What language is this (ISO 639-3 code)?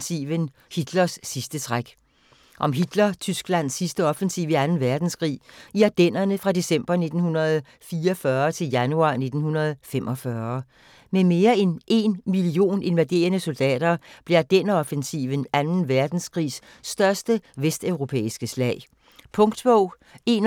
dan